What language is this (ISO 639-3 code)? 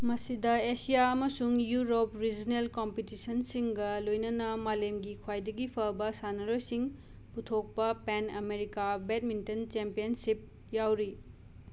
mni